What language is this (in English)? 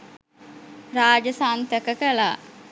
Sinhala